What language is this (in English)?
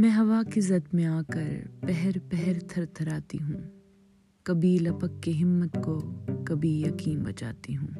Urdu